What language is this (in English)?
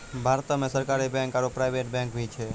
Maithili